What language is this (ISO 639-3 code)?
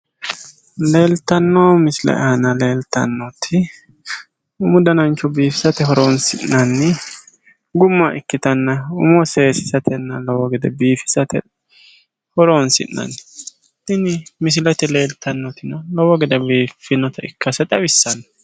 sid